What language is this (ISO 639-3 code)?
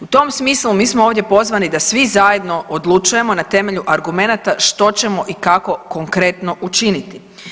hrv